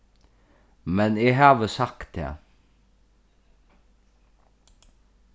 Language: Faroese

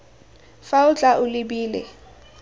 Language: Tswana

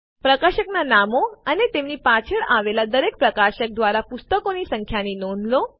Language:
Gujarati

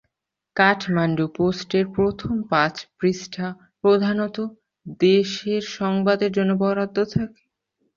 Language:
Bangla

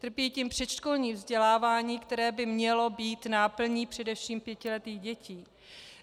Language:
Czech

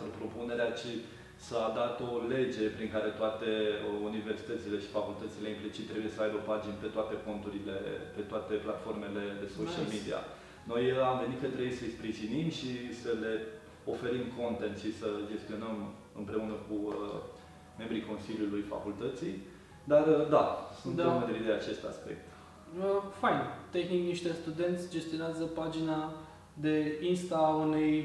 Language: Romanian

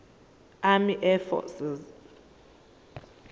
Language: Zulu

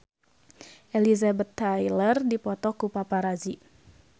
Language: Sundanese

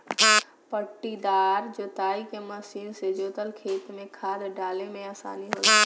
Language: Bhojpuri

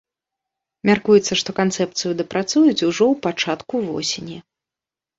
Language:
Belarusian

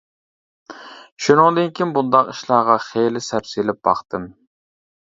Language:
Uyghur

